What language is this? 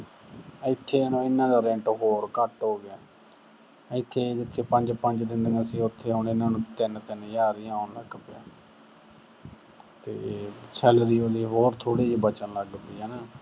Punjabi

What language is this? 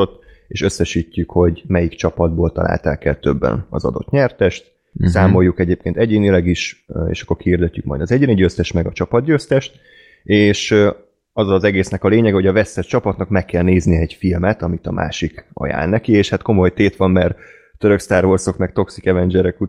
Hungarian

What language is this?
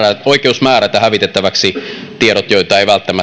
Finnish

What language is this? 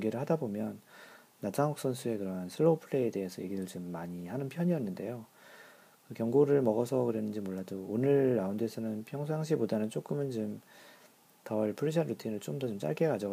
Korean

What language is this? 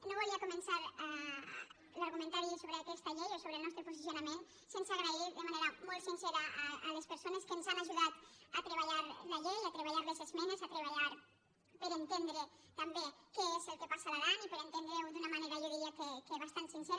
Catalan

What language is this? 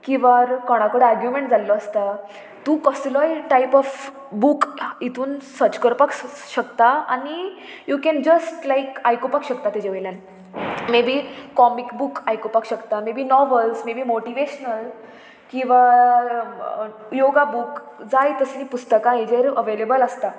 Konkani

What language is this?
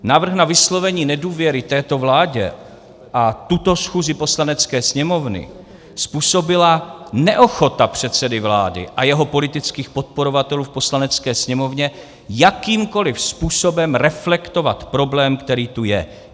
Czech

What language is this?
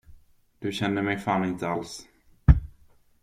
Swedish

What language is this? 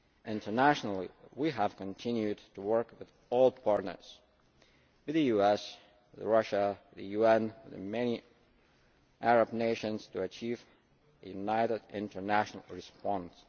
English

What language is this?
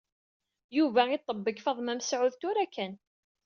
Kabyle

